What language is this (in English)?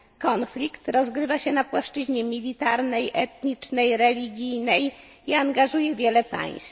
Polish